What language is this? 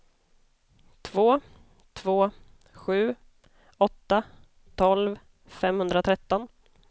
Swedish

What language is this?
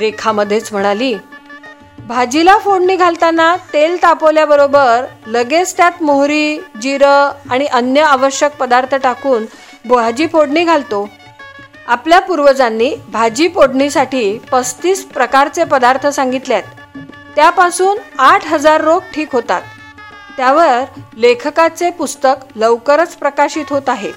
Marathi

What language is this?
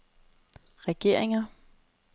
Danish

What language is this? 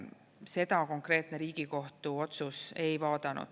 Estonian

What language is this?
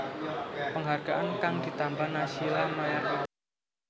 Javanese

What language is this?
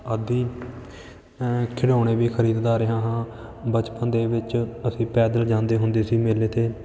Punjabi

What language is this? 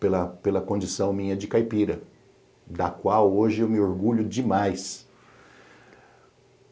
Portuguese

